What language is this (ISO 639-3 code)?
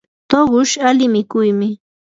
qur